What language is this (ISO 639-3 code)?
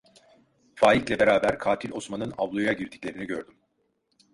tur